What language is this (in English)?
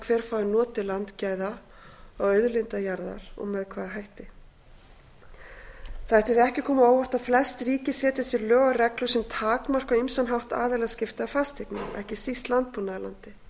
Icelandic